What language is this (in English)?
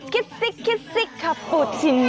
Thai